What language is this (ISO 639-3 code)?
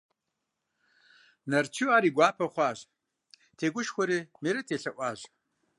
kbd